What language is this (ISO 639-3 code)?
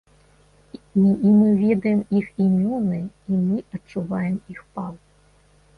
bel